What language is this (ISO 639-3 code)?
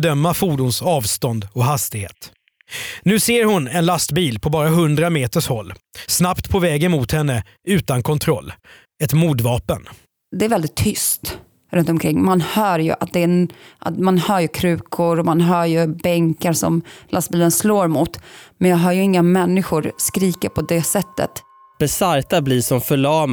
swe